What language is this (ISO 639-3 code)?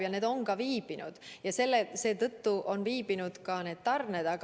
est